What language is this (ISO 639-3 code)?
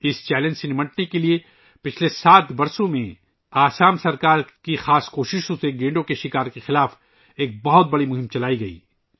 urd